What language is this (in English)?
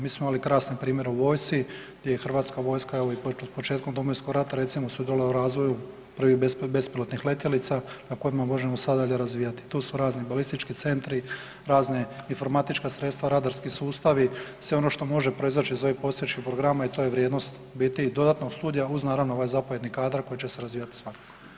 Croatian